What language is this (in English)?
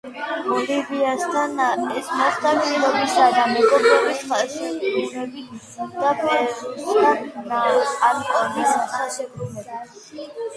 Georgian